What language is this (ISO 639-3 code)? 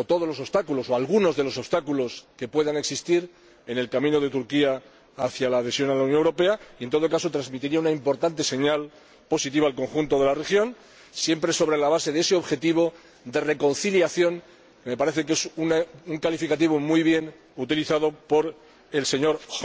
spa